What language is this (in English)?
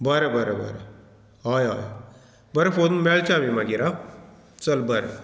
Konkani